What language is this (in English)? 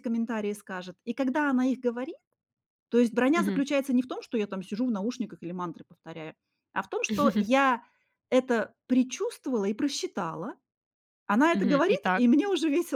Russian